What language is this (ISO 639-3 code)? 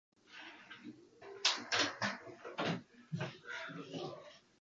jpn